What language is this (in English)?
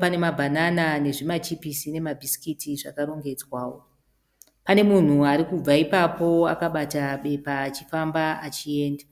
Shona